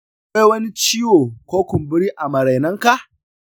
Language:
Hausa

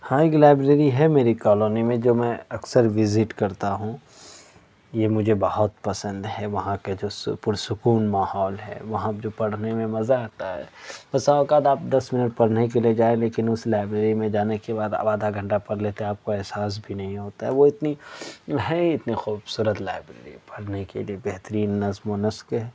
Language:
Urdu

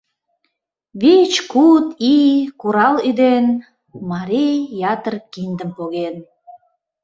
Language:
Mari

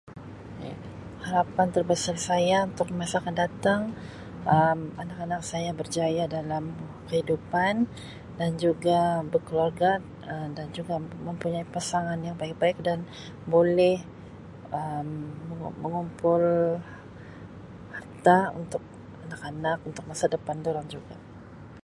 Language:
Sabah Malay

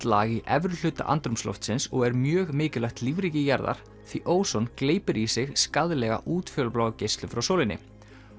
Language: Icelandic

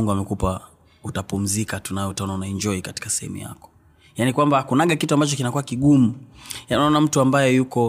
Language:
Swahili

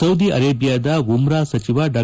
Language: Kannada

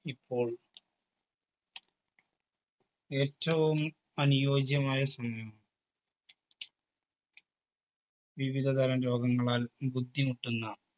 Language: Malayalam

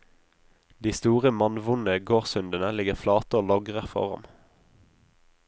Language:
Norwegian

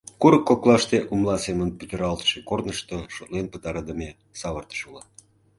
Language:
Mari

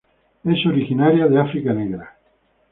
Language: Spanish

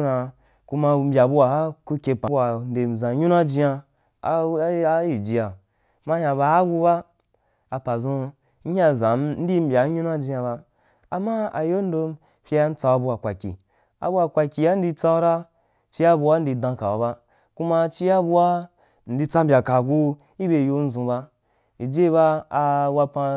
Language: Wapan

